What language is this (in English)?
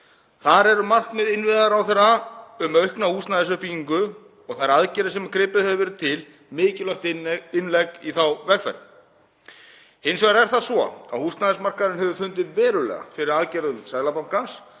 Icelandic